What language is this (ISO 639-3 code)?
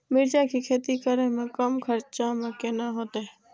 mai